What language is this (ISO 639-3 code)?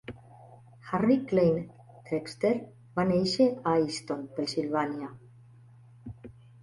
cat